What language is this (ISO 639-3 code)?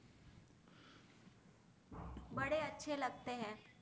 guj